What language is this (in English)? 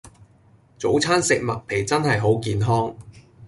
Cantonese